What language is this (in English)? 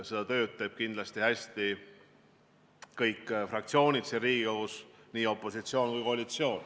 Estonian